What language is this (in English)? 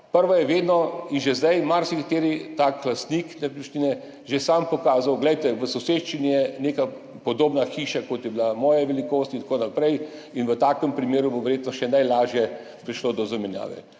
Slovenian